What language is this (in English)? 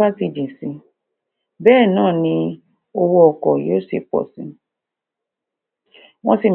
Yoruba